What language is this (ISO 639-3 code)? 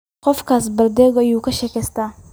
som